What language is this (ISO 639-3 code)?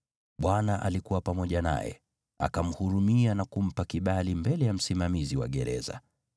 swa